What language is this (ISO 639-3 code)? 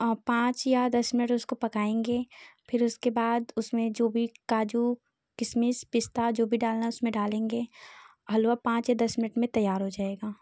hin